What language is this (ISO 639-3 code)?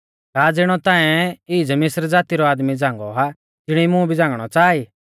bfz